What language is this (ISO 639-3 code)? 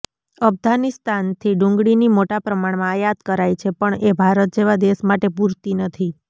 guj